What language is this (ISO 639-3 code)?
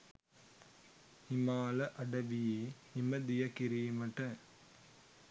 sin